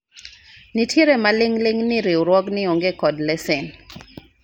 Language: Luo (Kenya and Tanzania)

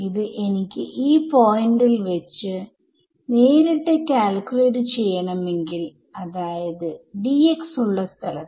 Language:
Malayalam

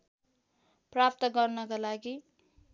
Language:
Nepali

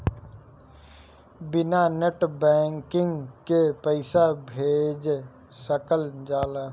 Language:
Bhojpuri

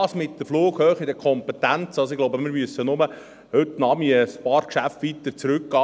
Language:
Swiss German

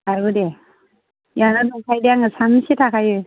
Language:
Bodo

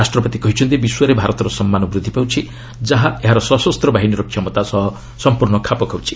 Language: Odia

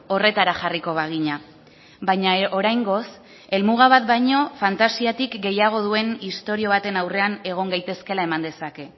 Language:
Basque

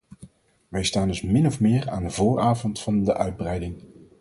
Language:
Dutch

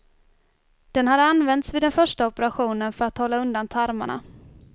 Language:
Swedish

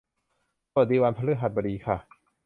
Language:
Thai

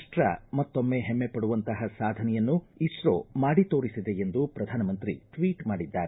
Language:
Kannada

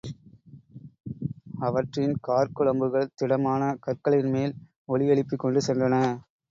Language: Tamil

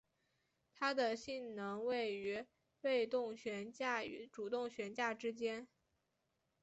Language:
Chinese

